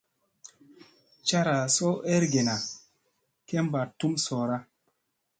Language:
Musey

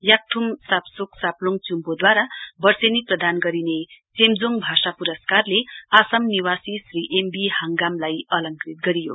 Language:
Nepali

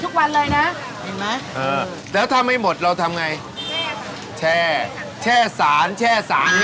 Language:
Thai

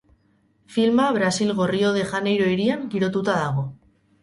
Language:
Basque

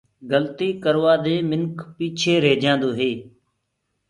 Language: Gurgula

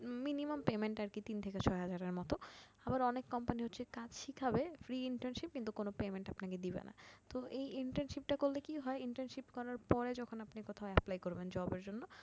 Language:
Bangla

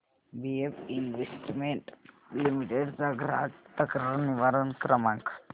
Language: Marathi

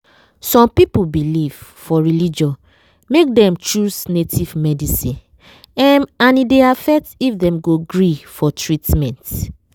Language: Nigerian Pidgin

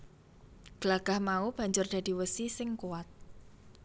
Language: Javanese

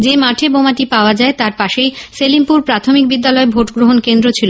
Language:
Bangla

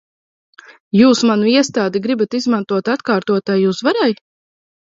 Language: Latvian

